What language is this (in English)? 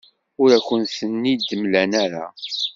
Kabyle